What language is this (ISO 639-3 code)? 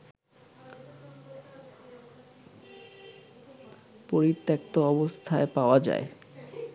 ben